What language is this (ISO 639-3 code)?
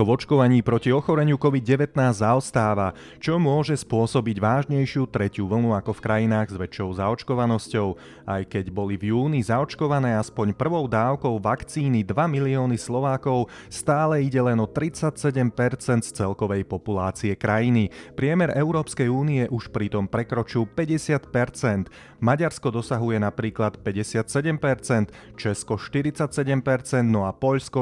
slk